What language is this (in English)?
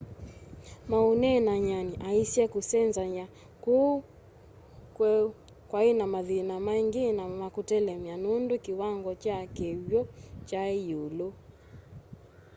Kamba